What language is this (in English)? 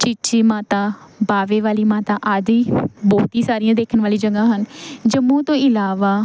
Punjabi